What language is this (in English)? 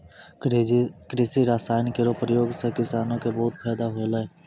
Maithili